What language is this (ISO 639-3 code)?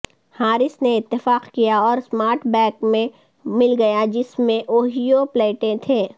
urd